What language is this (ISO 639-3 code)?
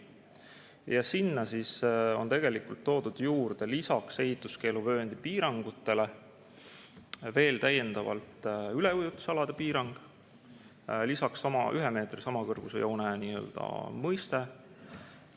est